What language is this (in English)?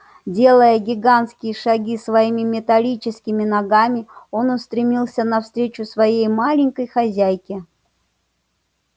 Russian